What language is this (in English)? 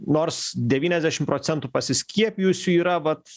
Lithuanian